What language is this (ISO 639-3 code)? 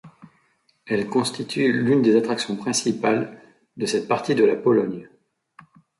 fra